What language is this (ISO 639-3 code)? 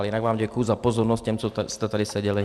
ces